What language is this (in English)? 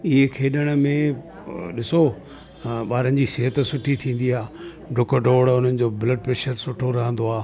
Sindhi